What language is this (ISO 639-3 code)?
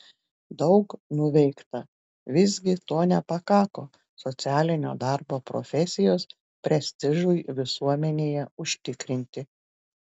lit